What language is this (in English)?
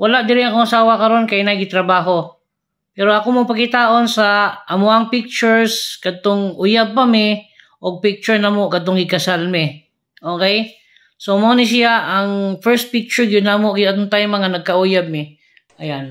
Filipino